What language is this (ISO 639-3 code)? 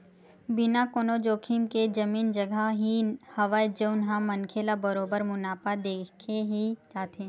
hne